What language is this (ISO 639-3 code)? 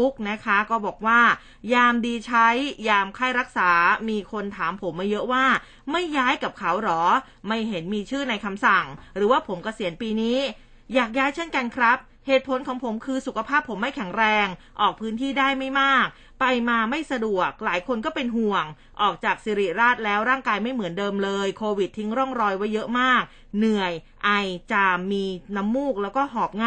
tha